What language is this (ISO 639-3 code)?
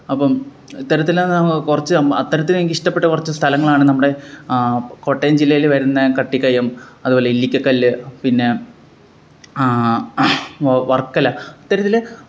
mal